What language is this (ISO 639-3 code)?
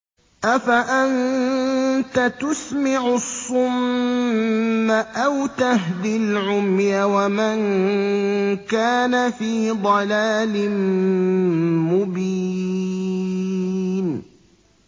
ara